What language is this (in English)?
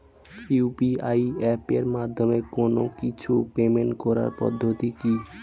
Bangla